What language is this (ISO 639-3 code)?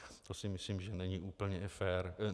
ces